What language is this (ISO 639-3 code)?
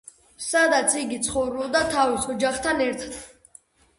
kat